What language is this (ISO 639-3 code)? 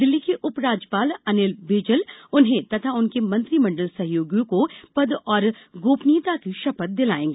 hin